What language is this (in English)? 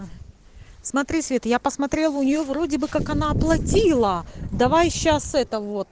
Russian